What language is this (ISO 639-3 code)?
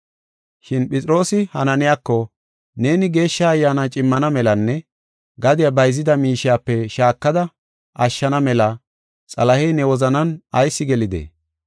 gof